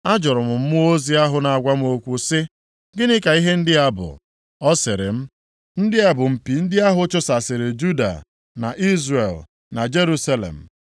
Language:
Igbo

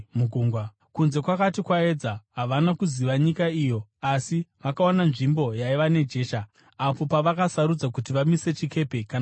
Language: Shona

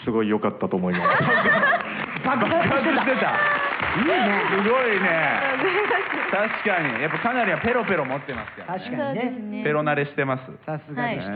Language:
Japanese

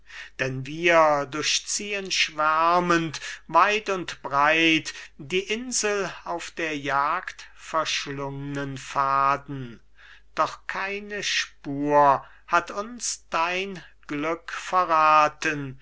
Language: German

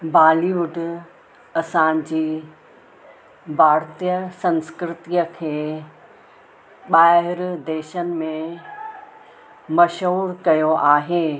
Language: Sindhi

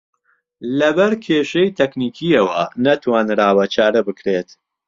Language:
Central Kurdish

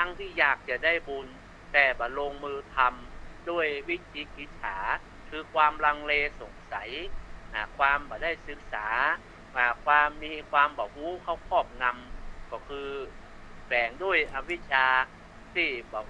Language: Thai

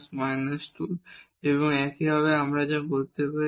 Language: Bangla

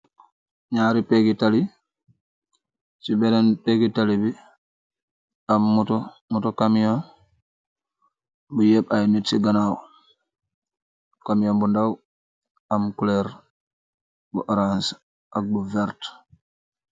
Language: Wolof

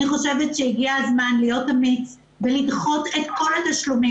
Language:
Hebrew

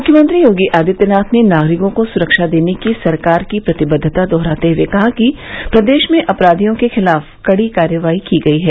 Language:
Hindi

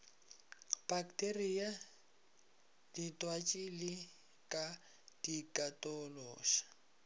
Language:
Northern Sotho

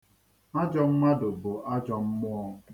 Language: Igbo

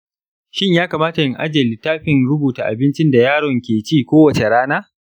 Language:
Hausa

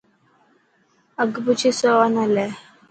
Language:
Dhatki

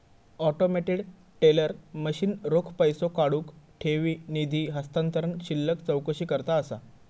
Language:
Marathi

